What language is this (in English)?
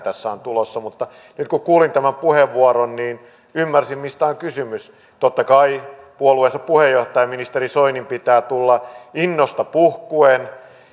Finnish